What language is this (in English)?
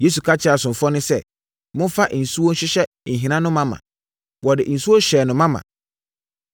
Akan